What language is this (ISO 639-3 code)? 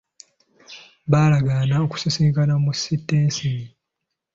lug